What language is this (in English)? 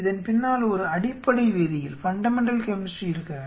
Tamil